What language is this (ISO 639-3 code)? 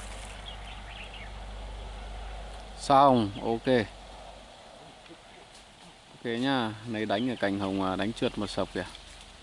vie